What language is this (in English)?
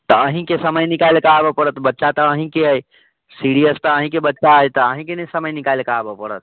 Maithili